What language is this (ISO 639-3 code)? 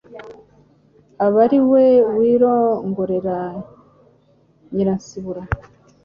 kin